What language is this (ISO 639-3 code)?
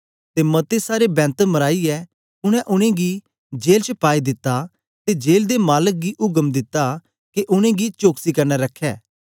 doi